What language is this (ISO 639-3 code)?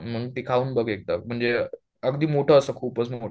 mar